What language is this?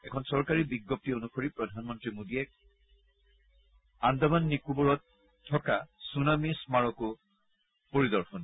Assamese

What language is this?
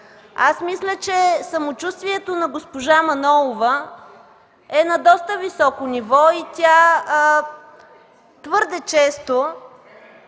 Bulgarian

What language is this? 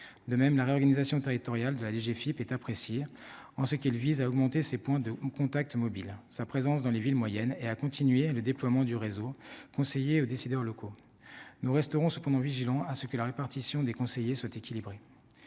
French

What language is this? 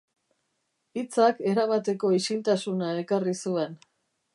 Basque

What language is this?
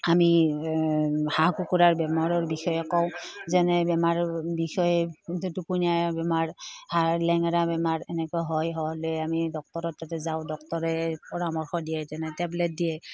Assamese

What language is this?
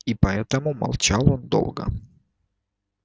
Russian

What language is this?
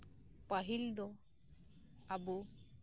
Santali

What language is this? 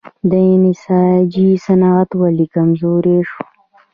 Pashto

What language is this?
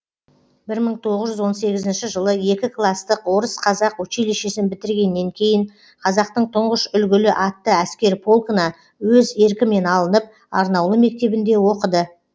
Kazakh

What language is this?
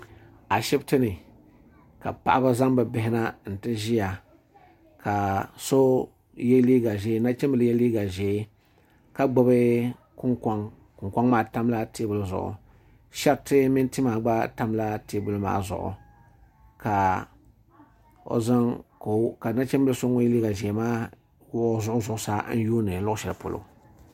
Dagbani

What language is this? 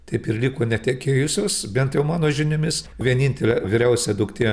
Lithuanian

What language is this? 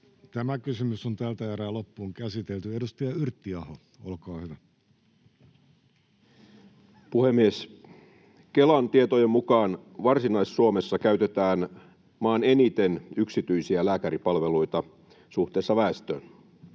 Finnish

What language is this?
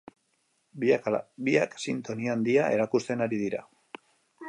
Basque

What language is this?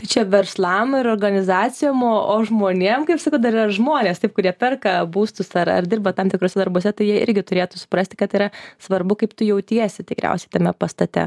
Lithuanian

